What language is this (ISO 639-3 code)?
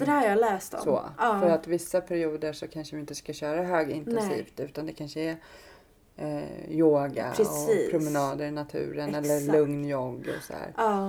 swe